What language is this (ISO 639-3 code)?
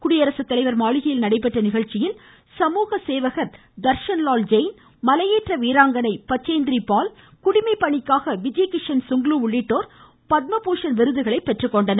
tam